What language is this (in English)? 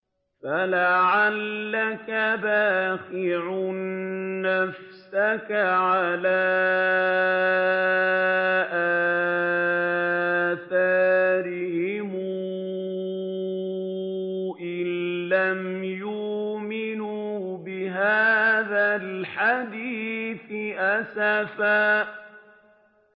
Arabic